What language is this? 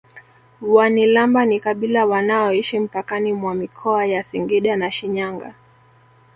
Swahili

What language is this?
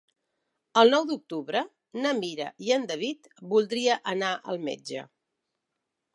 Catalan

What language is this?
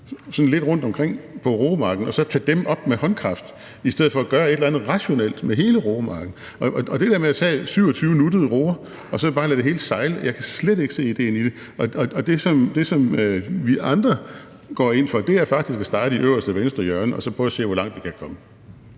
Danish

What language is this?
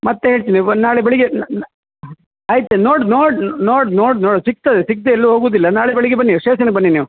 Kannada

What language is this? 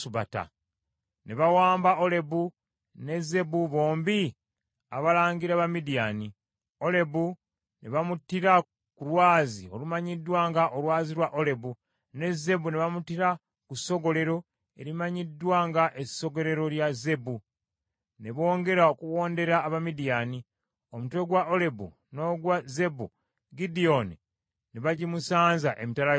Ganda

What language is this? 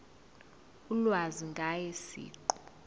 Zulu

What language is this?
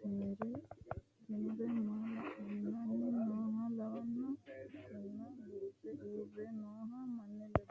Sidamo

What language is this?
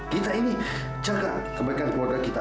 Indonesian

